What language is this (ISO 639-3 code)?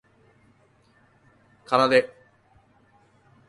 jpn